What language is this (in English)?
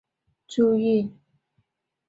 Chinese